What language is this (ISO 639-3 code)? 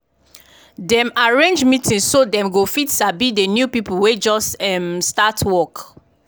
pcm